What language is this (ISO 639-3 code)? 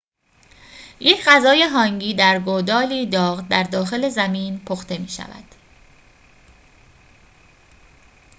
fas